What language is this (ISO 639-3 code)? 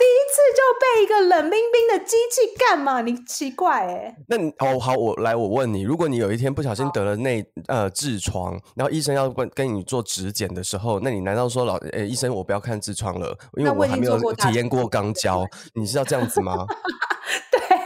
zho